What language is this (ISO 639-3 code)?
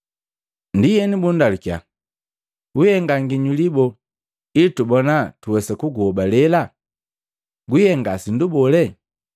mgv